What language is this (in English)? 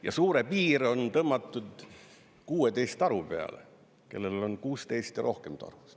Estonian